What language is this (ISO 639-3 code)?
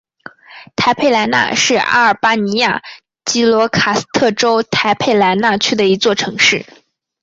zho